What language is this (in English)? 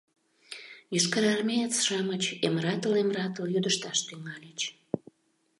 Mari